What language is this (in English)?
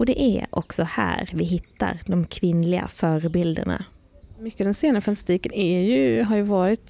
Swedish